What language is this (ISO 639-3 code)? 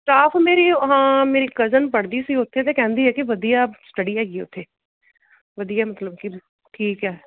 pan